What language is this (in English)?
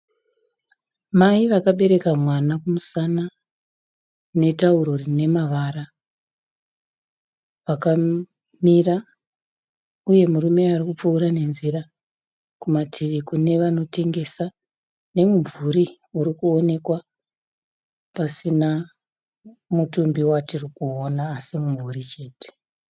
Shona